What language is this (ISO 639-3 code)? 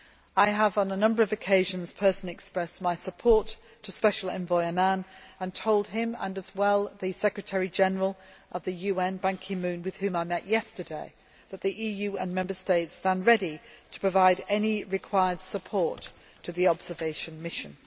eng